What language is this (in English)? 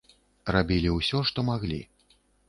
Belarusian